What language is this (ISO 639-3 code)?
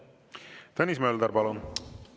est